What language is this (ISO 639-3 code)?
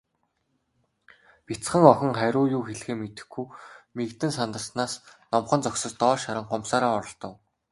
mon